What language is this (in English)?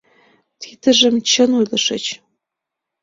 Mari